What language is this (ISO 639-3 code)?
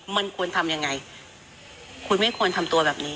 tha